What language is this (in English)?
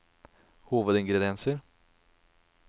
Norwegian